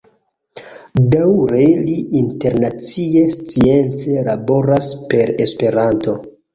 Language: Esperanto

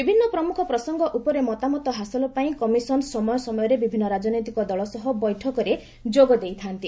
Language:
Odia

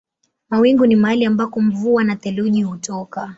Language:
Swahili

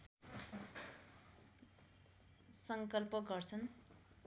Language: Nepali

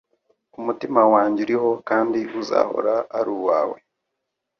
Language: Kinyarwanda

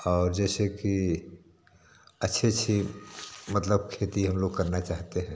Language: Hindi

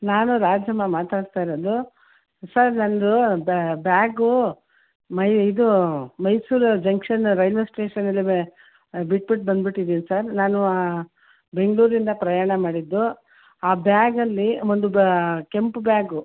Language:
Kannada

